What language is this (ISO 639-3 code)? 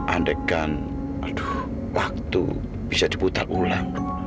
ind